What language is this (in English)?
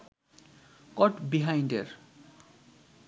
Bangla